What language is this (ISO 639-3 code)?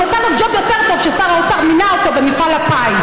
heb